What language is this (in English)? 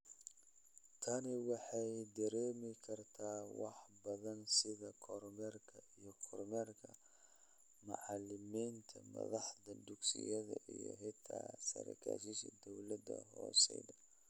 Somali